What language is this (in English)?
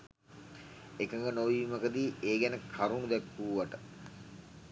Sinhala